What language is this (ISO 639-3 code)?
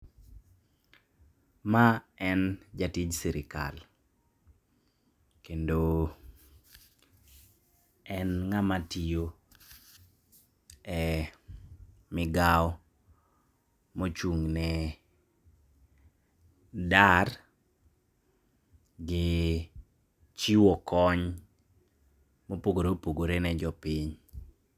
luo